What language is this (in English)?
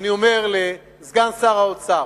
Hebrew